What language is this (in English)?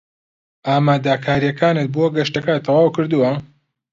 Central Kurdish